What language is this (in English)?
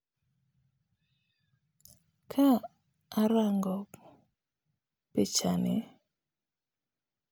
Luo (Kenya and Tanzania)